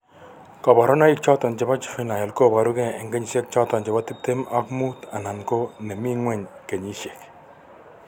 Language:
Kalenjin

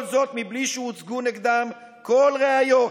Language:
Hebrew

